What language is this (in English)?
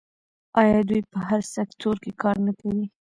Pashto